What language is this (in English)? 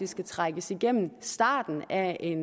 Danish